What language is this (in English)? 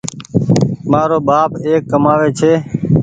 Goaria